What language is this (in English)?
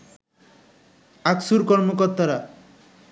Bangla